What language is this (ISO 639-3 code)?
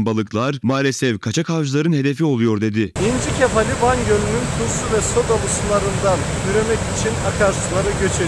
tur